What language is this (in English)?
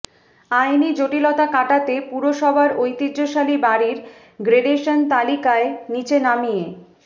Bangla